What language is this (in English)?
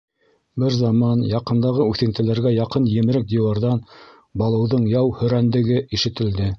Bashkir